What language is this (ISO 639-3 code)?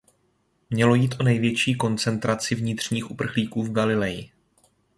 ces